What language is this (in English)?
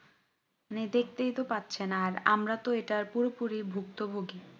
Bangla